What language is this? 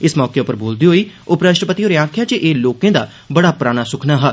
Dogri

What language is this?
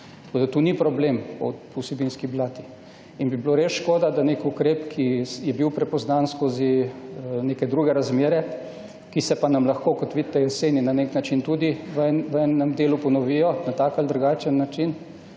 Slovenian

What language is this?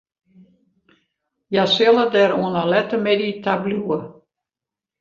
Western Frisian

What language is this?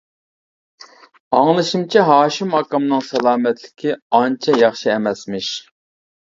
Uyghur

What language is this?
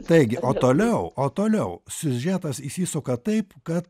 Lithuanian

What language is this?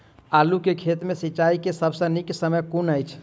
Maithili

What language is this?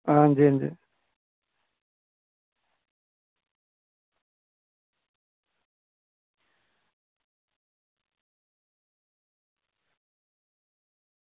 Dogri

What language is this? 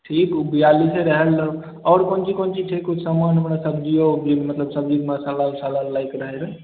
Maithili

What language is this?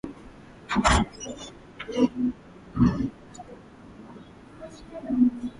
Swahili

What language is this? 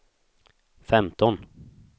Swedish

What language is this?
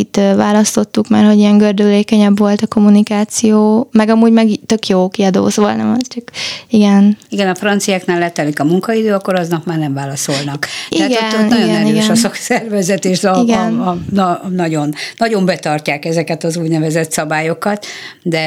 Hungarian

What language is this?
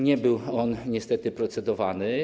Polish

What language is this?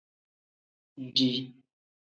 Tem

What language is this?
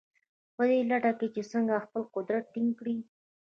Pashto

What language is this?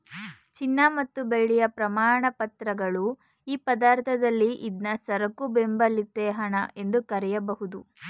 Kannada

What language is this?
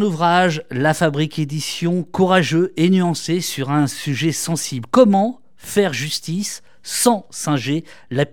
French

